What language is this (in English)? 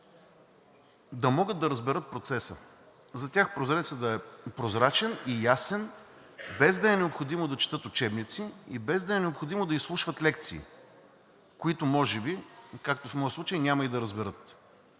Bulgarian